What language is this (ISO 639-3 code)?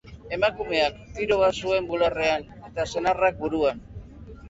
eus